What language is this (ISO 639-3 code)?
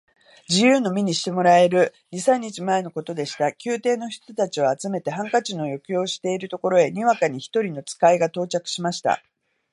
jpn